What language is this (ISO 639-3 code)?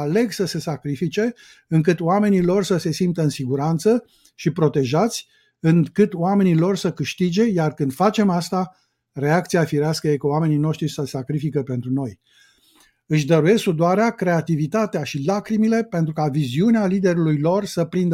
ron